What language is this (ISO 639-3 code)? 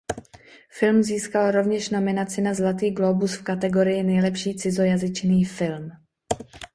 ces